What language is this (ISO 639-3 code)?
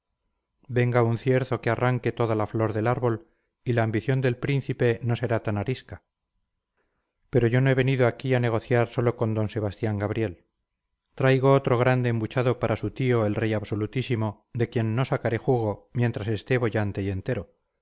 spa